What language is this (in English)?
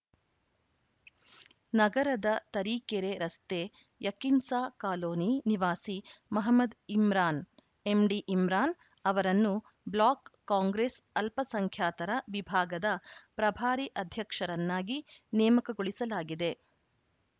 Kannada